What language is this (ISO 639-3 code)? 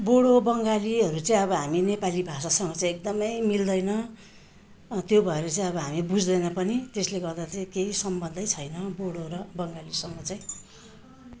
nep